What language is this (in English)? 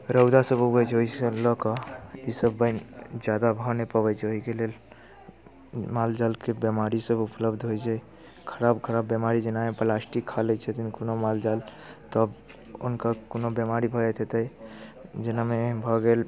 Maithili